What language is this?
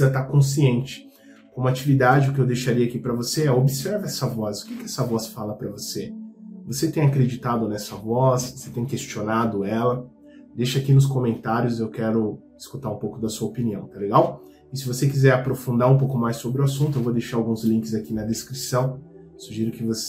Portuguese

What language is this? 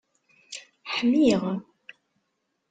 Kabyle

